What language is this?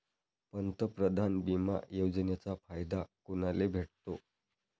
Marathi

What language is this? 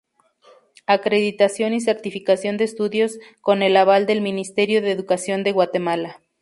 Spanish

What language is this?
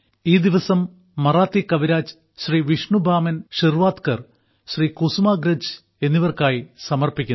Malayalam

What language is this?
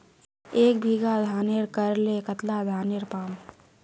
Magahi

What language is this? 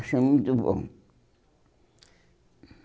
Portuguese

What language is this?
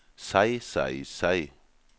Norwegian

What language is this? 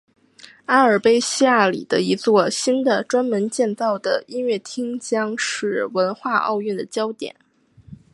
Chinese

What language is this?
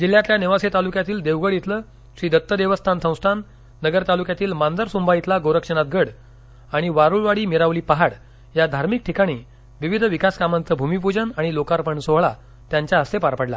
Marathi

